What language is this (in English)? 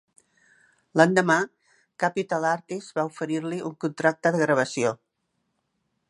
Catalan